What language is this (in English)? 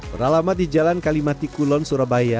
Indonesian